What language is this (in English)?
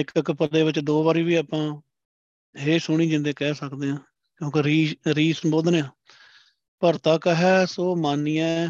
Punjabi